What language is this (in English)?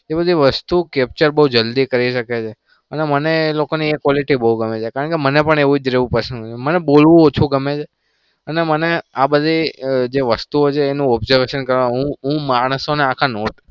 Gujarati